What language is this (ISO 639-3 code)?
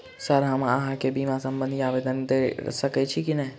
mai